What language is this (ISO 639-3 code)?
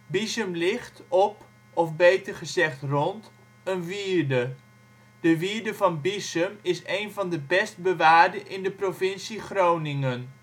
nld